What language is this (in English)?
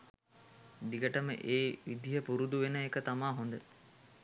Sinhala